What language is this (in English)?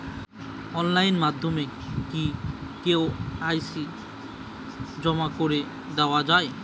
Bangla